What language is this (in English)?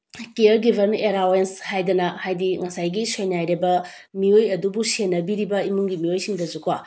Manipuri